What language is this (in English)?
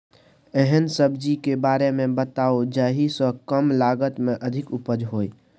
Maithili